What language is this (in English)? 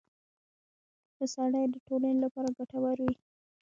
Pashto